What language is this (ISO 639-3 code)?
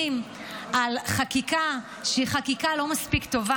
heb